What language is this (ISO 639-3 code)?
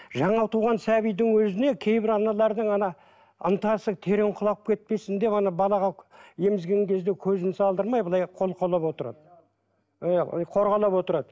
kaz